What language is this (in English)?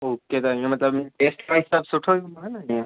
Sindhi